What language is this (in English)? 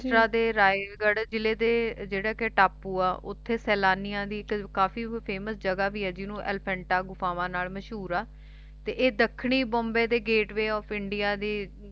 Punjabi